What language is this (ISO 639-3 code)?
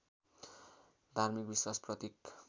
nep